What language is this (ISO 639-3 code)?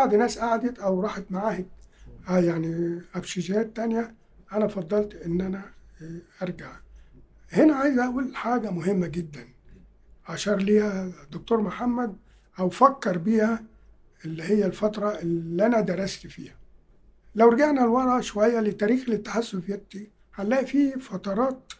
ara